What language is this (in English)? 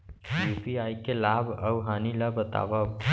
Chhattisgarhi